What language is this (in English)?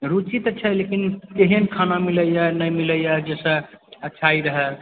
Maithili